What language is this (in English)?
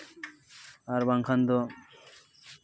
Santali